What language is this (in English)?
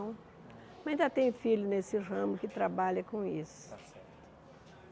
Portuguese